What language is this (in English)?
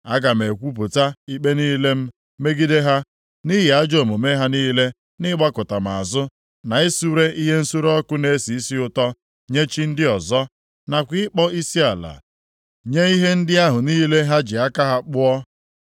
Igbo